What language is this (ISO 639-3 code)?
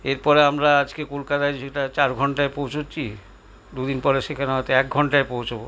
ben